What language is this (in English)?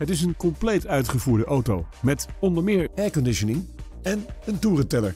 Dutch